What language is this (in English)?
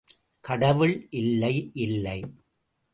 Tamil